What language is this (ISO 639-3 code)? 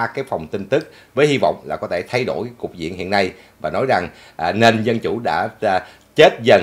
vie